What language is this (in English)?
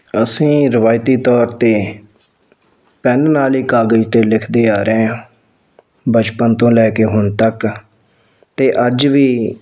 Punjabi